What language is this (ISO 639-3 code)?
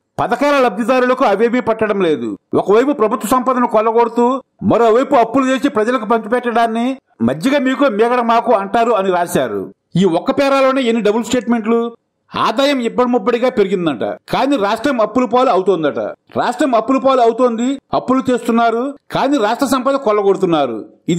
ind